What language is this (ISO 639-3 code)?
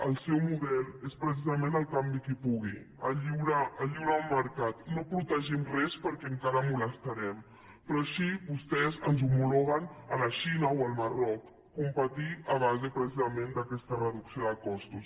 cat